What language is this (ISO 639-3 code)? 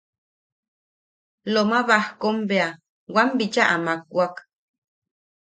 yaq